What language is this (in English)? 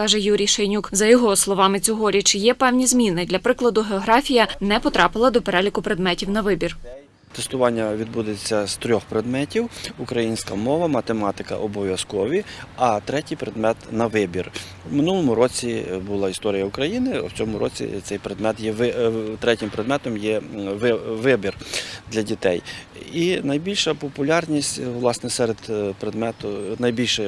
Ukrainian